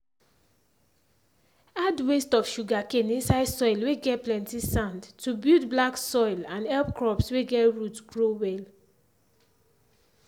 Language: Nigerian Pidgin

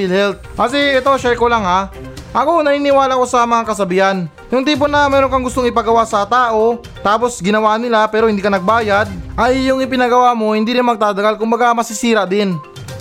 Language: Filipino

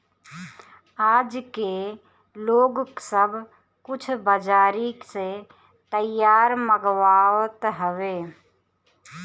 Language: Bhojpuri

